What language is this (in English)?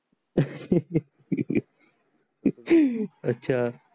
Marathi